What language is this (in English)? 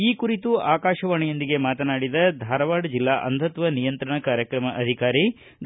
Kannada